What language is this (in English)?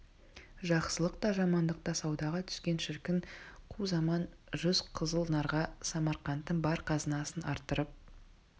Kazakh